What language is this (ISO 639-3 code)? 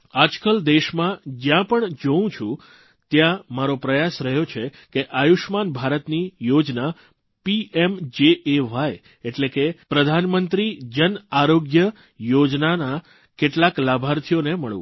guj